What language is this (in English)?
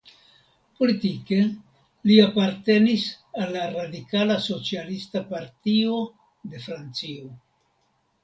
Esperanto